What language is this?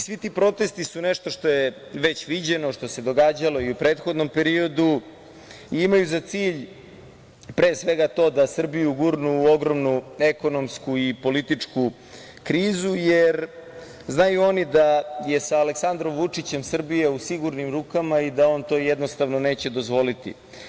Serbian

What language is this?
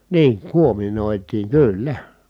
Finnish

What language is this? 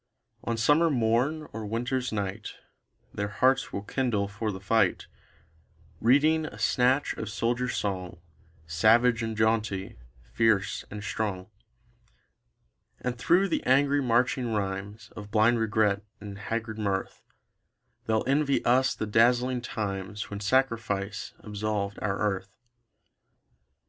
English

